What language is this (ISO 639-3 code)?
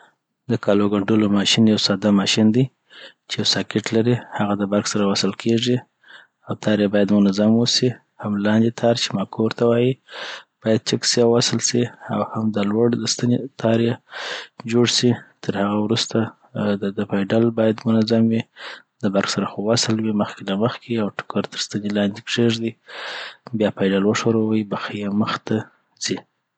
pbt